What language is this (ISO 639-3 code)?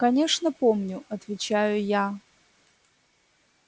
rus